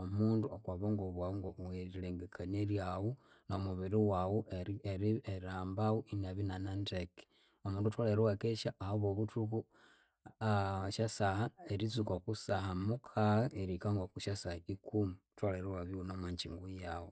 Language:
Konzo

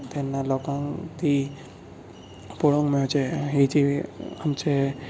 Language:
Konkani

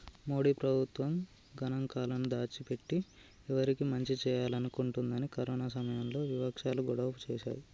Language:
Telugu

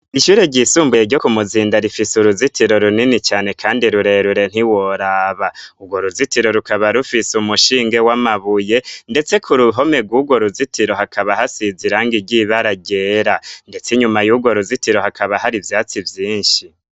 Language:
Rundi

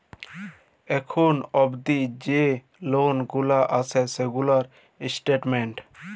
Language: Bangla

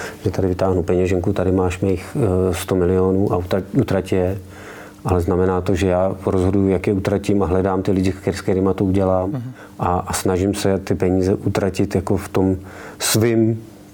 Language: Czech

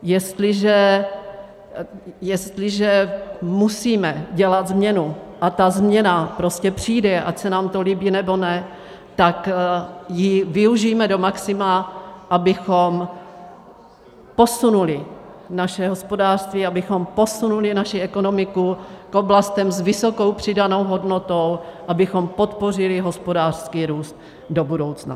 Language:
Czech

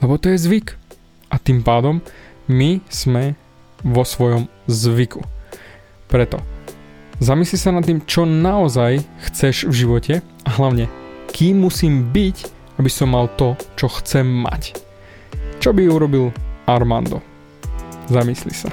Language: Slovak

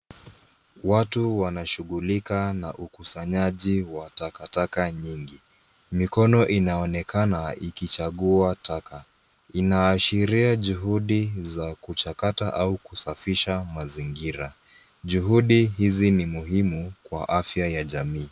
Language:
Swahili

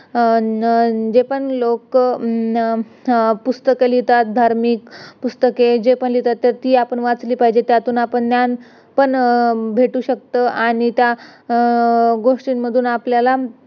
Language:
Marathi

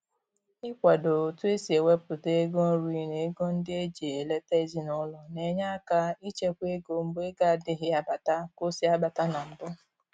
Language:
Igbo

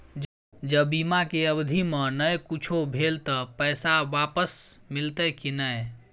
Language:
Maithili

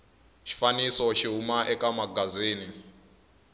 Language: Tsonga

